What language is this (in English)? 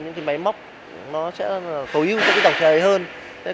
Vietnamese